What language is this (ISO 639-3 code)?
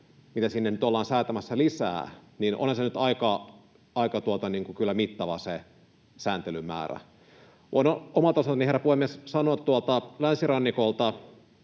fin